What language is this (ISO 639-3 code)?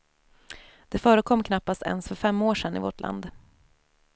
swe